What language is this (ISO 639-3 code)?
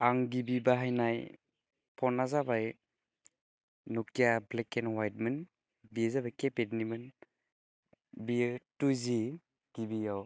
brx